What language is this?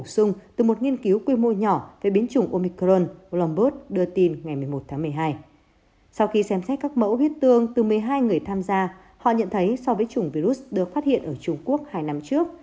Vietnamese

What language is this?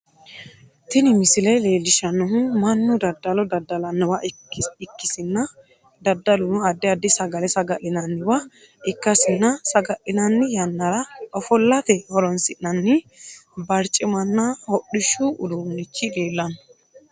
Sidamo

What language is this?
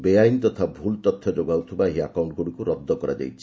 Odia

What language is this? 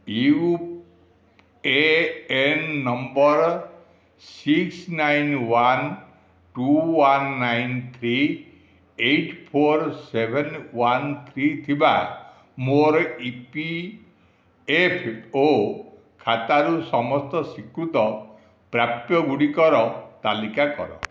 Odia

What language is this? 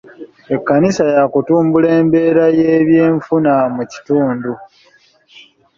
Ganda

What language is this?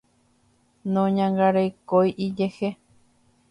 Guarani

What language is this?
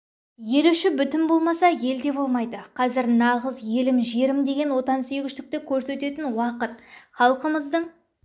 Kazakh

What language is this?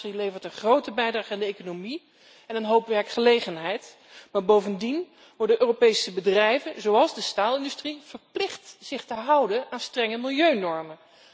Dutch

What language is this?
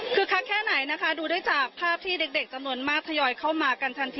Thai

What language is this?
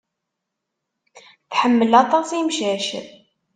Kabyle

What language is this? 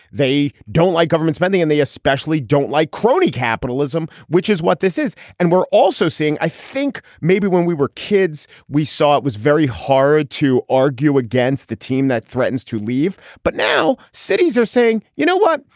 English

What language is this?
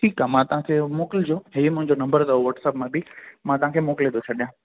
Sindhi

